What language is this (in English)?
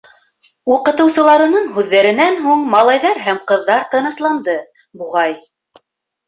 Bashkir